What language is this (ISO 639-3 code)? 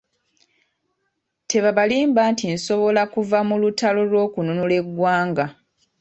lug